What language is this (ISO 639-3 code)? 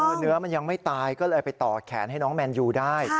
tha